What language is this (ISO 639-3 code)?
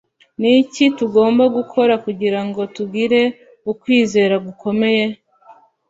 kin